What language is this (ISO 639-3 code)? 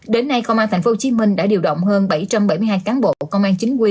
vie